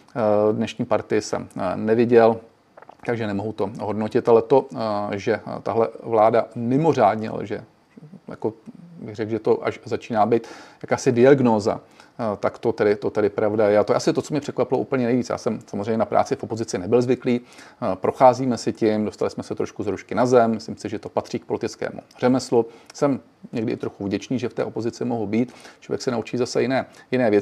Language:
Czech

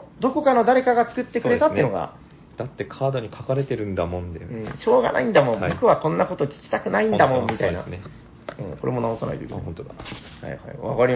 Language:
Japanese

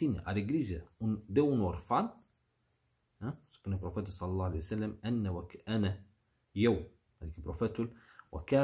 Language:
Romanian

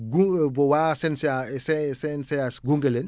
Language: Wolof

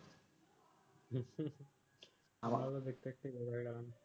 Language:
Bangla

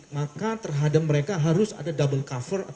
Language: Indonesian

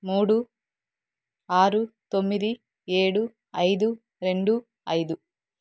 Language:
Telugu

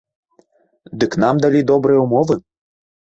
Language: Belarusian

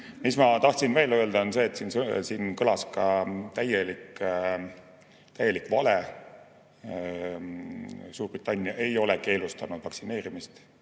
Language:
Estonian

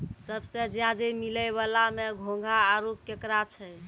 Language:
Maithili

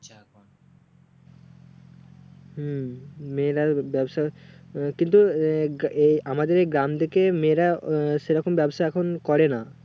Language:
Bangla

